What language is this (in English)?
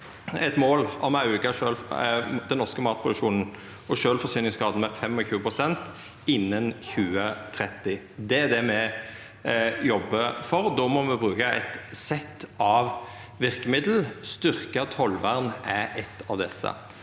Norwegian